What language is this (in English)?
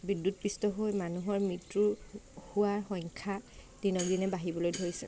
Assamese